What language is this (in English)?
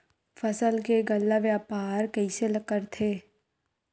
Chhattisgarhi